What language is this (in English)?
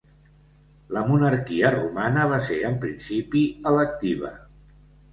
Catalan